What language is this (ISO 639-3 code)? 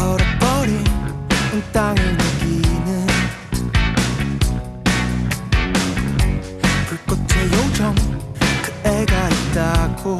kor